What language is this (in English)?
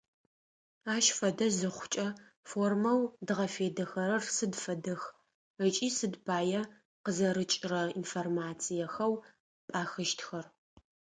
Adyghe